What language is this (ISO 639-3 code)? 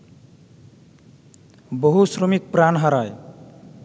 ben